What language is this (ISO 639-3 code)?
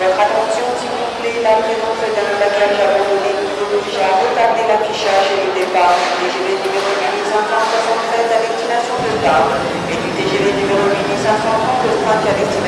fra